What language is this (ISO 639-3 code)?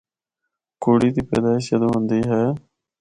hno